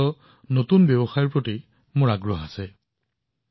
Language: Assamese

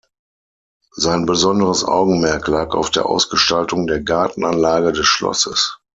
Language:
German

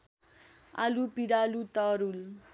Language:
Nepali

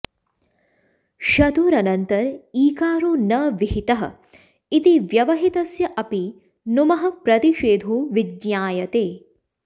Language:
Sanskrit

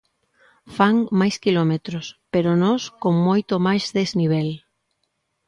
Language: Galician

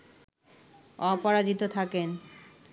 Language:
Bangla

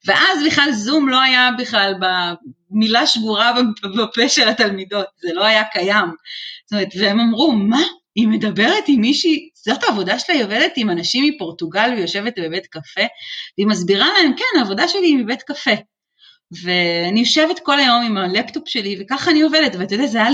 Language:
Hebrew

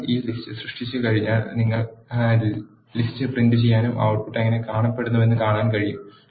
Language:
Malayalam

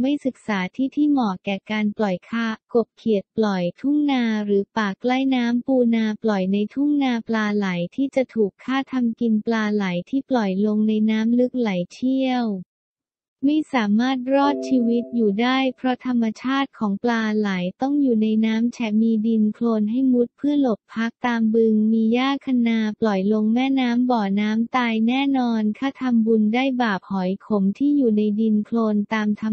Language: Thai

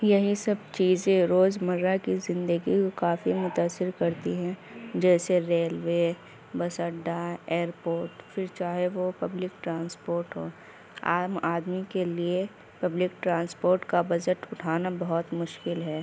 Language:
Urdu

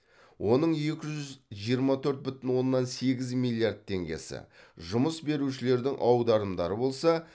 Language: Kazakh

